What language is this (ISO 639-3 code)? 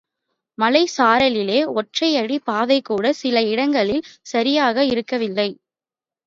tam